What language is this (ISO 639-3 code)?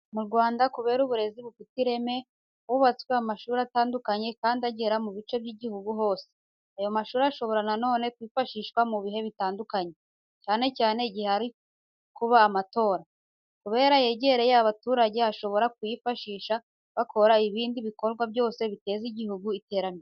kin